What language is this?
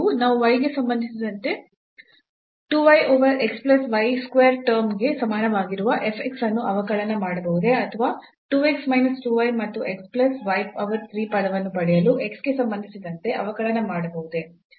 Kannada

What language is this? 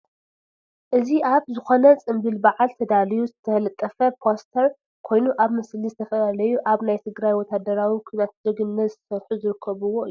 Tigrinya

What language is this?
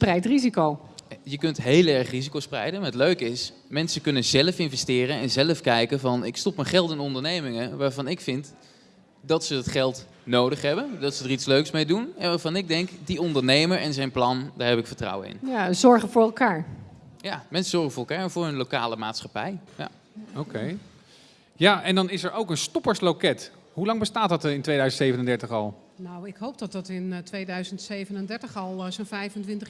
Dutch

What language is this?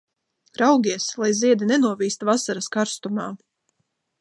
Latvian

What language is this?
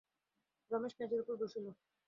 Bangla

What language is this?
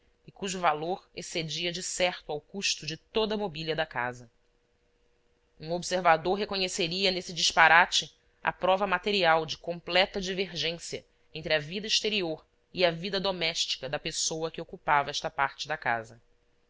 Portuguese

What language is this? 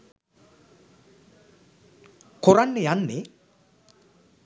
Sinhala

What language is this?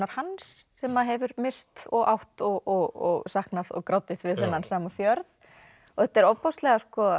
Icelandic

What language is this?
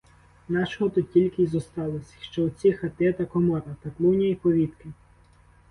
Ukrainian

